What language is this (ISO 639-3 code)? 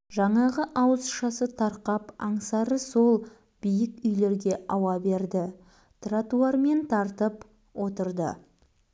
kaz